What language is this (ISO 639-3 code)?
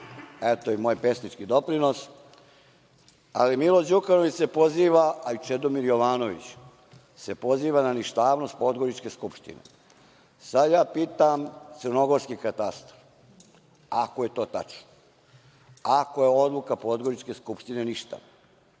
srp